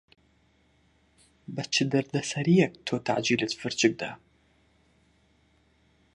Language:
Central Kurdish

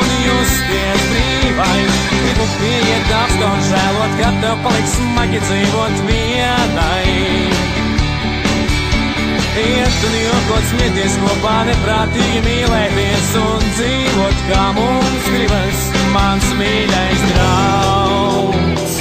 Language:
Latvian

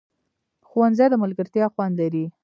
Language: Pashto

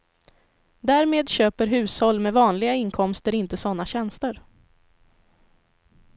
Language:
Swedish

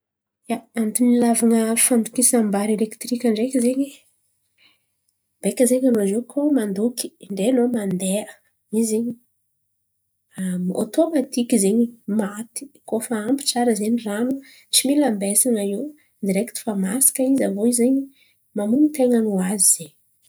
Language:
Antankarana Malagasy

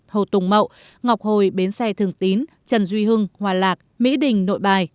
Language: Vietnamese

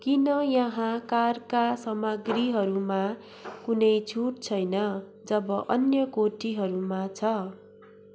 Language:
Nepali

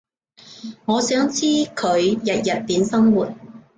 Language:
Cantonese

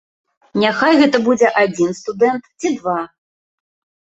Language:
Belarusian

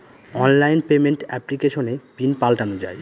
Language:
Bangla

